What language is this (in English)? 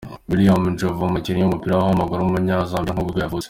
Kinyarwanda